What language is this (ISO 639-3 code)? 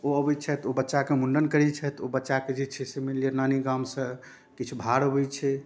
mai